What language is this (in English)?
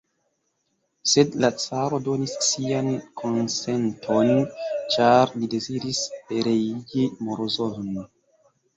Esperanto